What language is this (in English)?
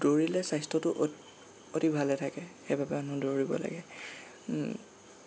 Assamese